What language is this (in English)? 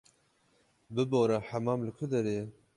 Kurdish